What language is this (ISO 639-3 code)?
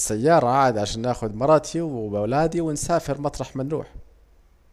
aec